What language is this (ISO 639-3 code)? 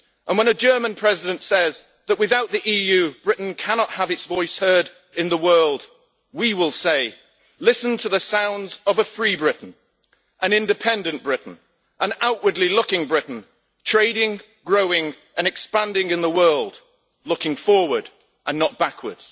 eng